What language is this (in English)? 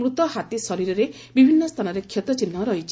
Odia